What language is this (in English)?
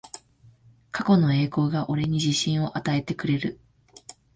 Japanese